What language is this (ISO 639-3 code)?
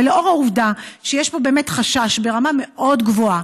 heb